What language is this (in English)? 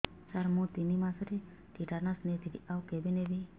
Odia